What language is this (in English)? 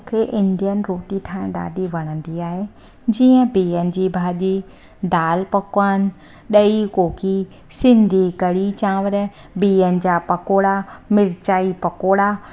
Sindhi